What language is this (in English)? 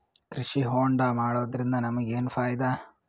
Kannada